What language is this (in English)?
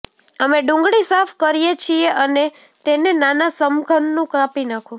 Gujarati